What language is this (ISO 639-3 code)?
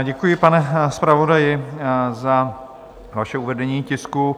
ces